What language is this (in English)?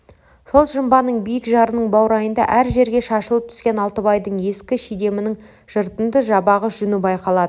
Kazakh